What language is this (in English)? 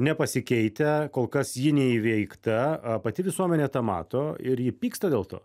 Lithuanian